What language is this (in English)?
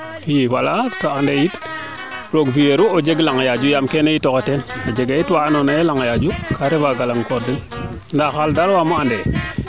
Serer